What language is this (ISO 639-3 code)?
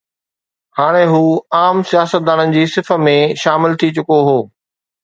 snd